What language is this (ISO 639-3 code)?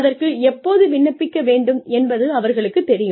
tam